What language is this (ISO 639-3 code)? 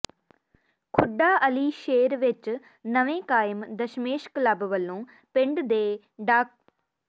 pan